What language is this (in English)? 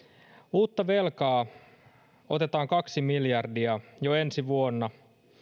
Finnish